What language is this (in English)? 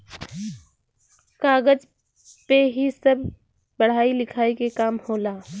Bhojpuri